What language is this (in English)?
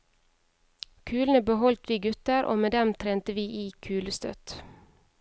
Norwegian